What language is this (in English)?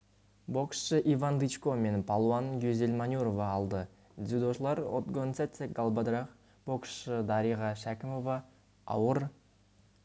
Kazakh